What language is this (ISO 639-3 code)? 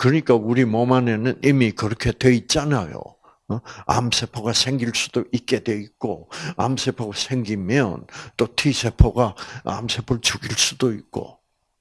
kor